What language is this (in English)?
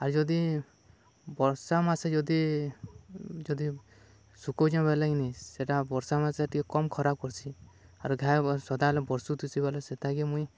Odia